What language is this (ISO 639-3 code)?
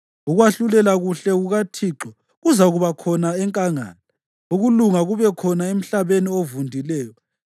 nde